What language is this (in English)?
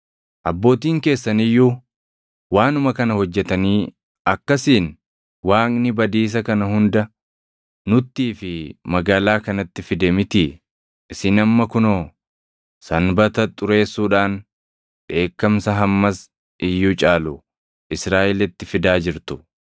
Oromo